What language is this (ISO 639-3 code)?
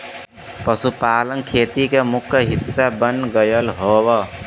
bho